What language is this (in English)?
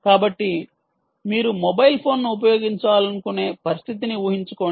Telugu